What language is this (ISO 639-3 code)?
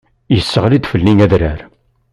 kab